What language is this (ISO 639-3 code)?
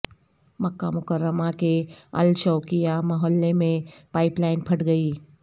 urd